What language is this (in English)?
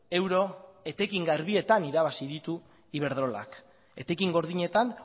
Basque